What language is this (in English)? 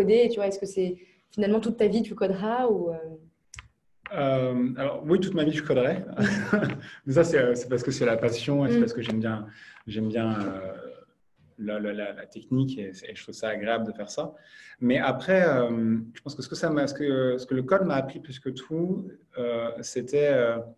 French